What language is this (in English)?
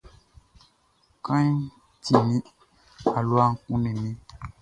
Baoulé